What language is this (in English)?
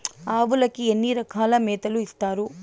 Telugu